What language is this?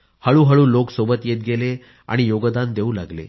Marathi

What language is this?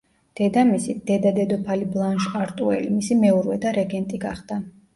Georgian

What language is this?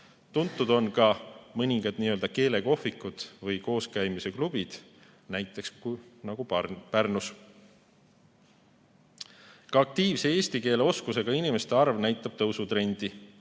Estonian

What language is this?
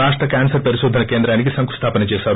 Telugu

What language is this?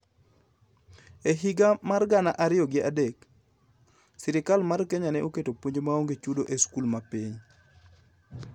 Luo (Kenya and Tanzania)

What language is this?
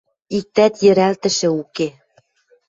Western Mari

